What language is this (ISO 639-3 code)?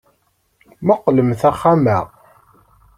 kab